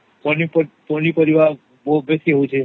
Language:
Odia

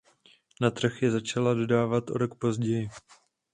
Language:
Czech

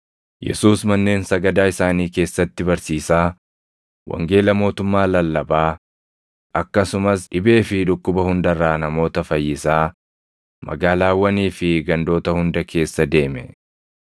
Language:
Oromo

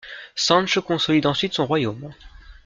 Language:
French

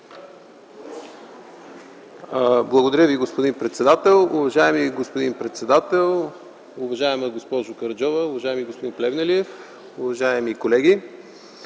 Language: Bulgarian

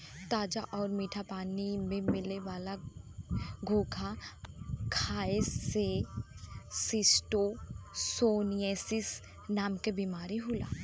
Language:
Bhojpuri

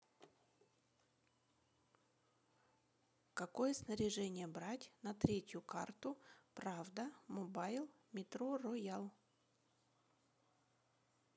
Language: Russian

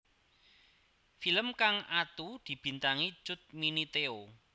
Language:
Javanese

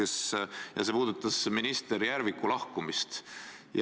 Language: Estonian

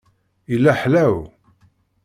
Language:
Kabyle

